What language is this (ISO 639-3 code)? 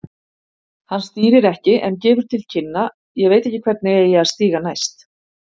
isl